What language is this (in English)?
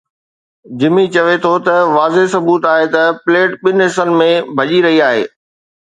Sindhi